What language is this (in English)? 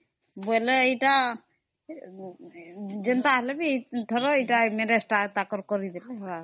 Odia